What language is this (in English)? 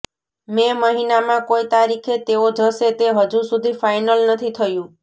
Gujarati